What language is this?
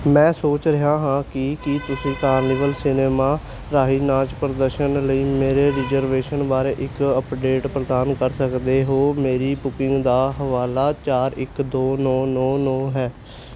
Punjabi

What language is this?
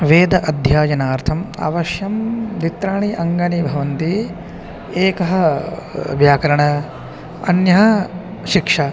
Sanskrit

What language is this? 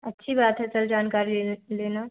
Hindi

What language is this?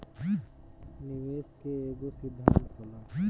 Bhojpuri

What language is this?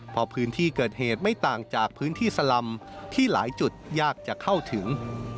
Thai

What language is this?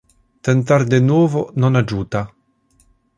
Interlingua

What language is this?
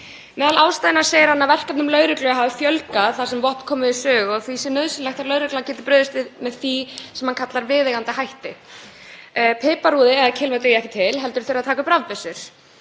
Icelandic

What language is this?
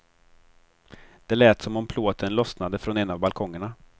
Swedish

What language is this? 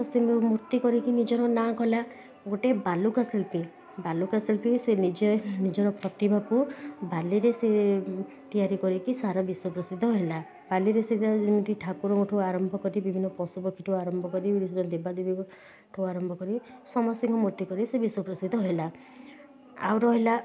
Odia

